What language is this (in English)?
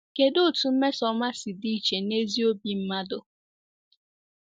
Igbo